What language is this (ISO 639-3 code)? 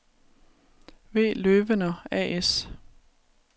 dan